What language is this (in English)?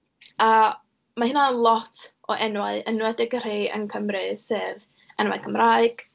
Welsh